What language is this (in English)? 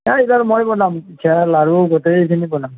Assamese